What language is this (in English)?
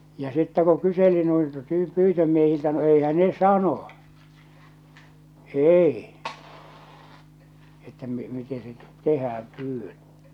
Finnish